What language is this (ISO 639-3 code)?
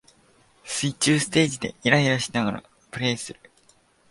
jpn